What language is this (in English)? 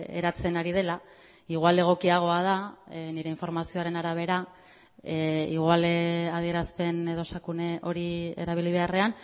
Basque